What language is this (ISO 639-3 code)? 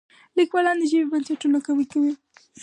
pus